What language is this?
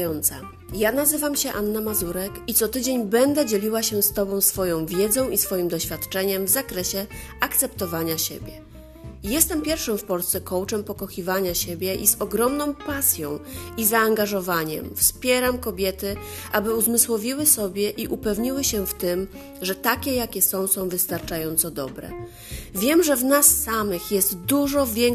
Polish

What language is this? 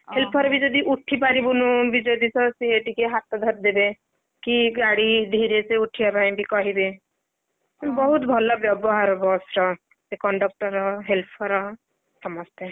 Odia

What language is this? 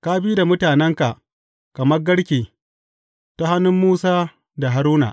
Hausa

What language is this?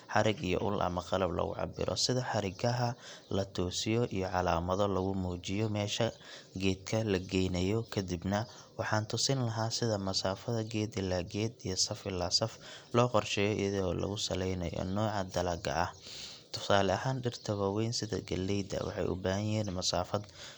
Somali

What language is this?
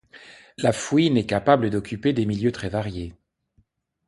French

